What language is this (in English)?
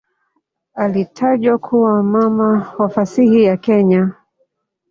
Swahili